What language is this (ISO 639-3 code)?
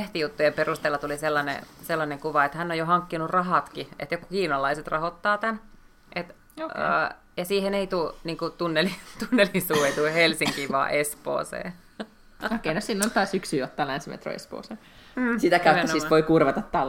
fin